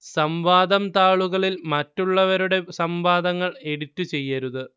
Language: Malayalam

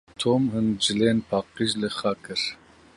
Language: Kurdish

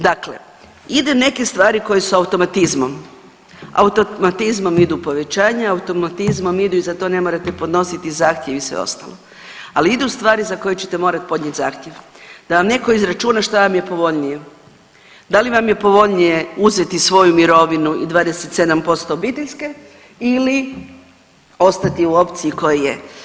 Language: Croatian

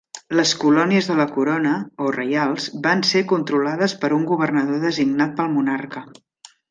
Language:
Catalan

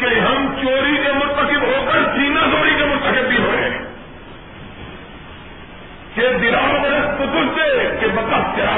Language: Urdu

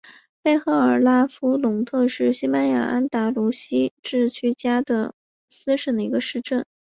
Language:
Chinese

